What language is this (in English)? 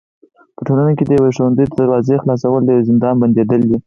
Pashto